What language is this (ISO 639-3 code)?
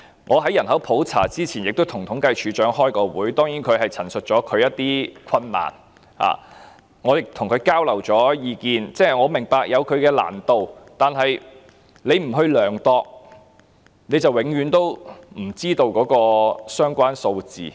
yue